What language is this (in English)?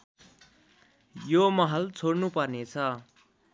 Nepali